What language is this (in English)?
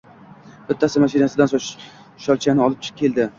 Uzbek